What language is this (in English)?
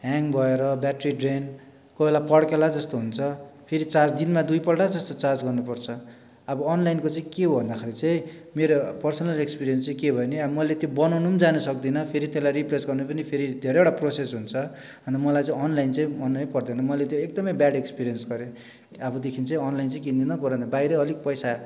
Nepali